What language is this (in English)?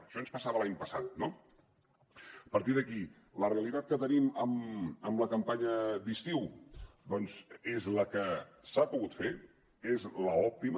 Catalan